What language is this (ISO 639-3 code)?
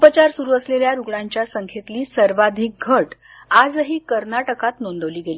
mar